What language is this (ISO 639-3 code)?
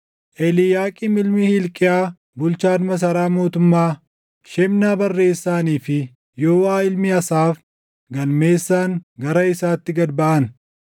orm